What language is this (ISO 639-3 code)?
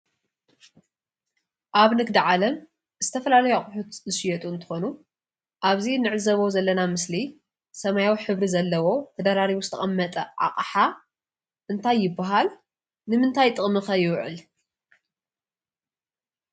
tir